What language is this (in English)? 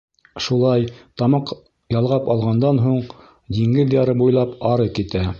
Bashkir